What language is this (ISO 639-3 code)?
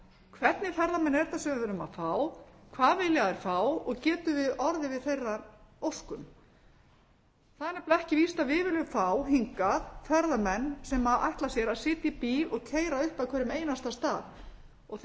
isl